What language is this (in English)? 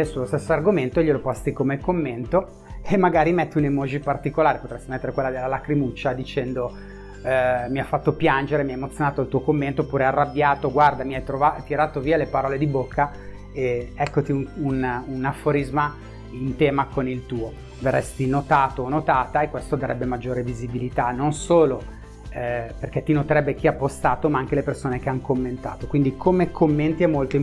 Italian